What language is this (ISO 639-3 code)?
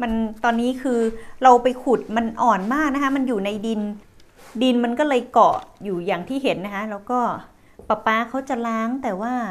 tha